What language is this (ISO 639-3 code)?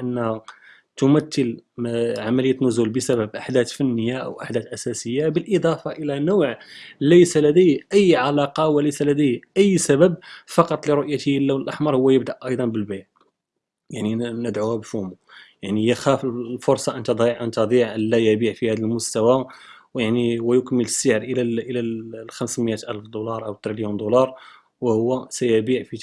ara